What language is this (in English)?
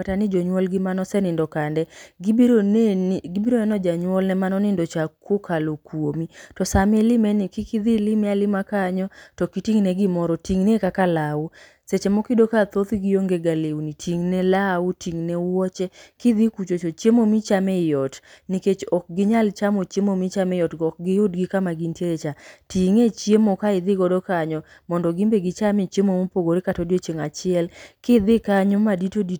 Luo (Kenya and Tanzania)